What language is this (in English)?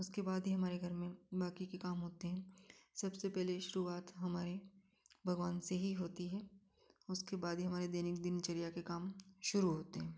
Hindi